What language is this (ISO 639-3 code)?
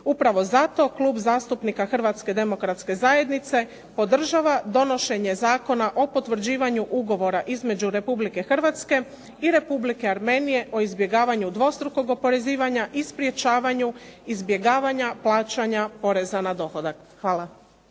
hrv